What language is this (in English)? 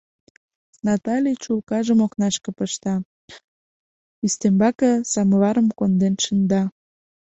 Mari